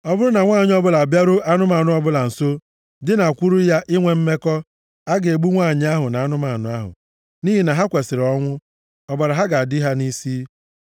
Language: Igbo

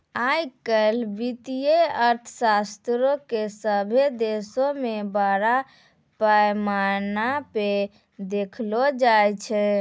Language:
Maithili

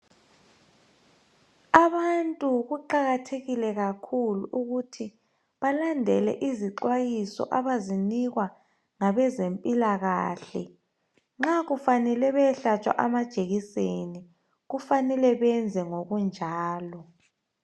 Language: North Ndebele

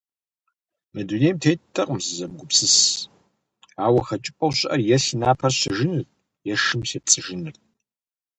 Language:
Kabardian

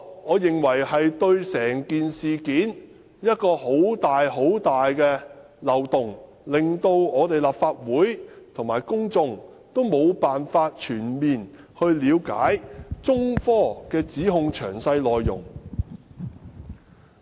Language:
Cantonese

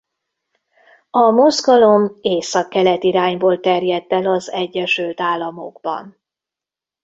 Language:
Hungarian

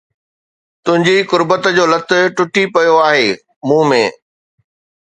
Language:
Sindhi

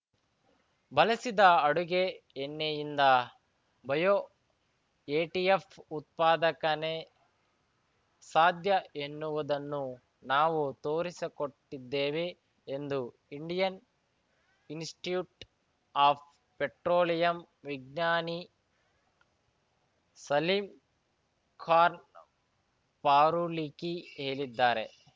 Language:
Kannada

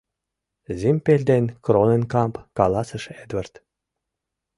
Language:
Mari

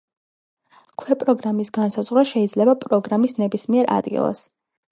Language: Georgian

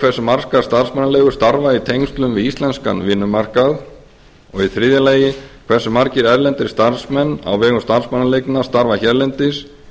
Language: Icelandic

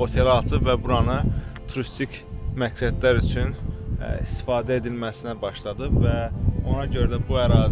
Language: Turkish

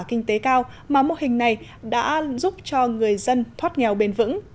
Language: Vietnamese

